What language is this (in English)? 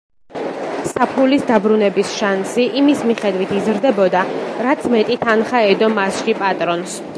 Georgian